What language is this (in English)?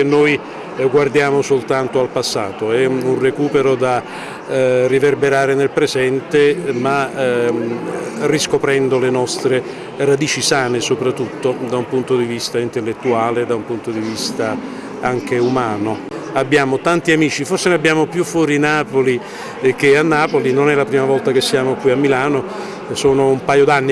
Italian